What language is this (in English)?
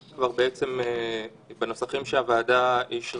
Hebrew